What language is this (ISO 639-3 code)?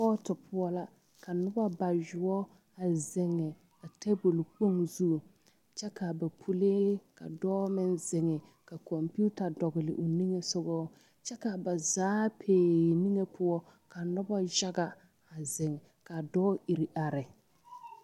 dga